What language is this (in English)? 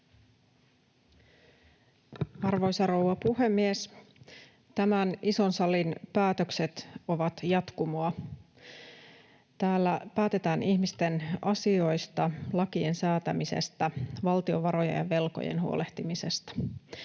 Finnish